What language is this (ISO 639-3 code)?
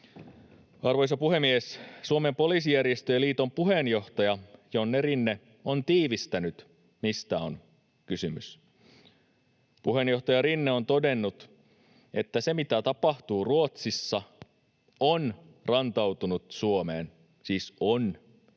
fin